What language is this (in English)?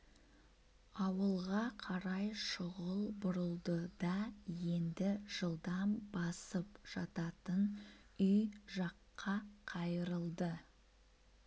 Kazakh